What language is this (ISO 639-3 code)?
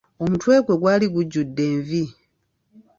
lug